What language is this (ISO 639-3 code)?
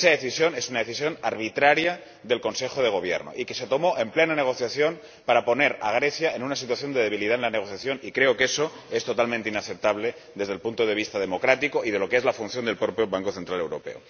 spa